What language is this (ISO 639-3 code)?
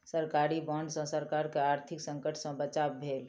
mai